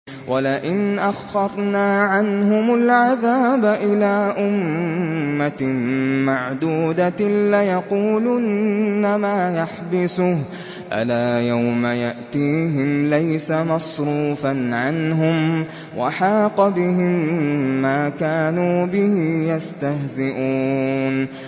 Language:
Arabic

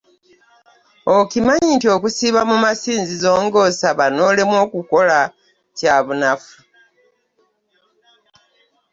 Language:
Ganda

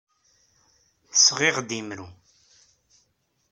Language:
Kabyle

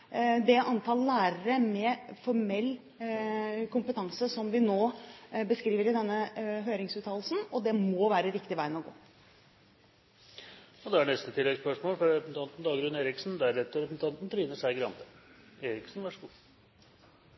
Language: Norwegian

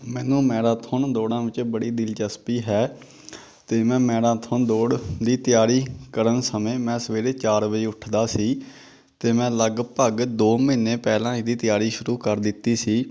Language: Punjabi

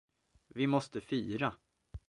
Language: Swedish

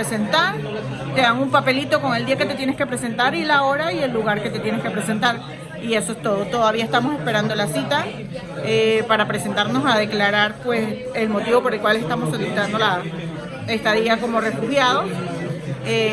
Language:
Spanish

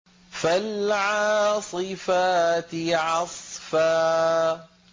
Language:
Arabic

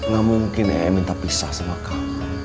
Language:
Indonesian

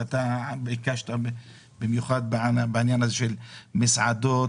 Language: Hebrew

